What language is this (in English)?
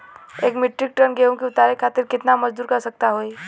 Bhojpuri